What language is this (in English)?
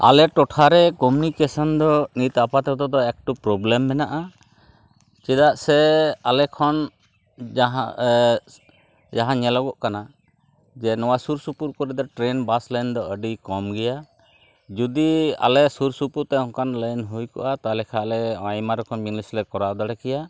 Santali